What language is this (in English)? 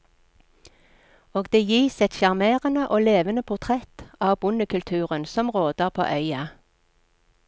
Norwegian